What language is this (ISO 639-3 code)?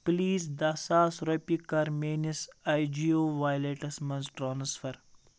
kas